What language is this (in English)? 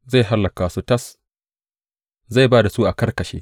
Hausa